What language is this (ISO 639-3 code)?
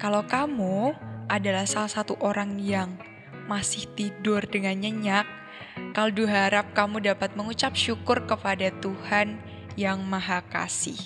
ind